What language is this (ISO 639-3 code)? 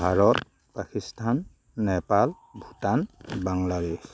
asm